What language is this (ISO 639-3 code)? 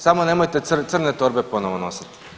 hrv